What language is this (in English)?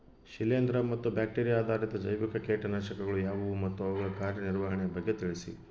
Kannada